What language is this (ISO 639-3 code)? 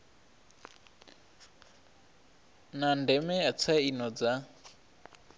ven